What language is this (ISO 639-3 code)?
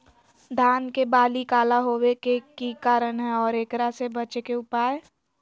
mag